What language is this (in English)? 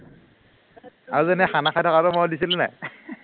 Assamese